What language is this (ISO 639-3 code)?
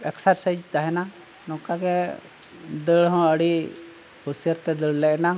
sat